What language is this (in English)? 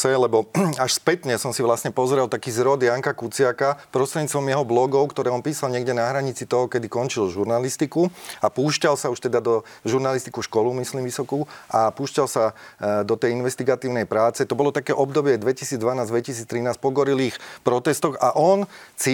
Slovak